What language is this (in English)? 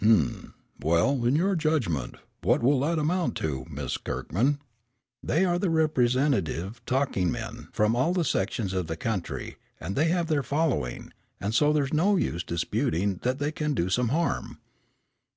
English